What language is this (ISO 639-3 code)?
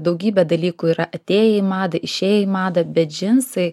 lit